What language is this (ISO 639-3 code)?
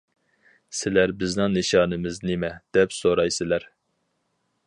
uig